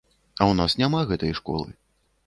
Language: Belarusian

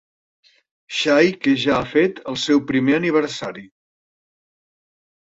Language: Catalan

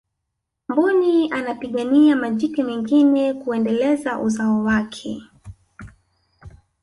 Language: Swahili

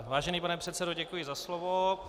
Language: Czech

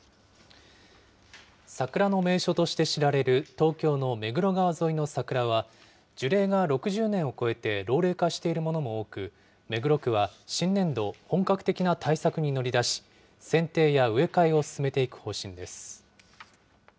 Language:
Japanese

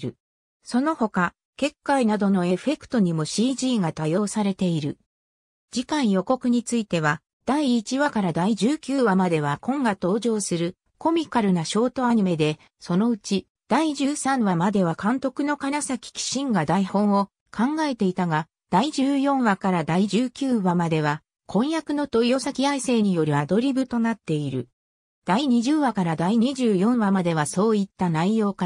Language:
Japanese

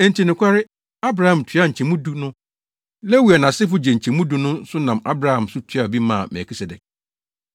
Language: Akan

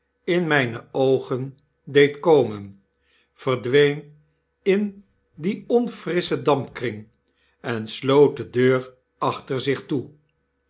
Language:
Dutch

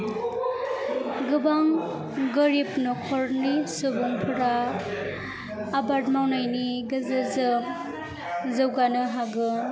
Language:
Bodo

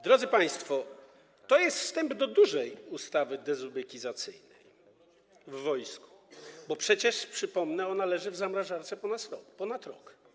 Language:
Polish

